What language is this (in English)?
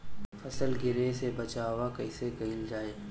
Bhojpuri